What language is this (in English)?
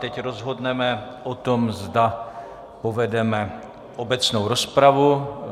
Czech